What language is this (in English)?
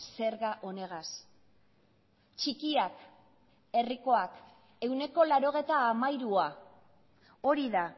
Basque